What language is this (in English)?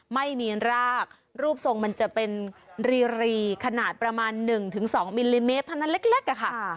Thai